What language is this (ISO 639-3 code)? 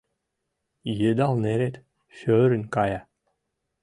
chm